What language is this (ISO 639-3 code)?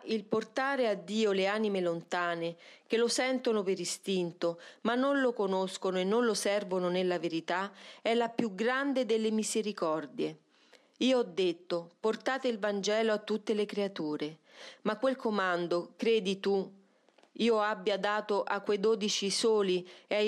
ita